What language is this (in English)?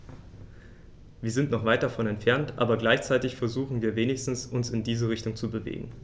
German